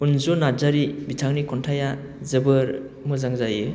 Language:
Bodo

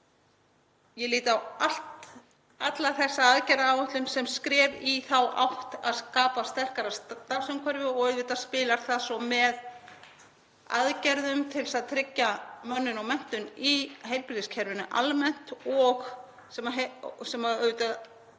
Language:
Icelandic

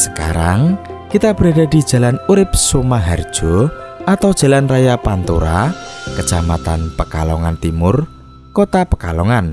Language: Indonesian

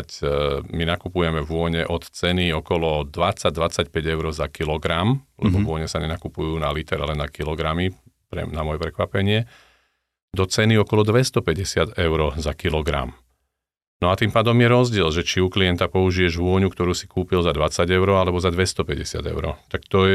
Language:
Slovak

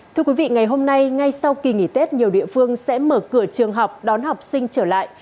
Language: Vietnamese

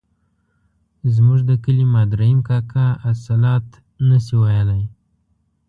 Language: Pashto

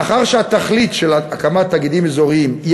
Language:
Hebrew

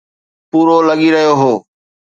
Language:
Sindhi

